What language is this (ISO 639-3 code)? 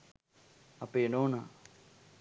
sin